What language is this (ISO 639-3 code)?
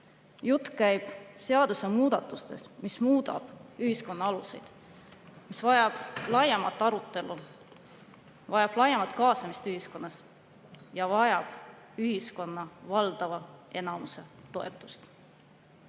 est